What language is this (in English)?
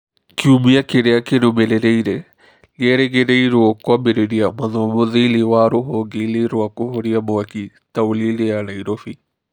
Kikuyu